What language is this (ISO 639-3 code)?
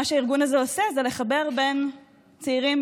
heb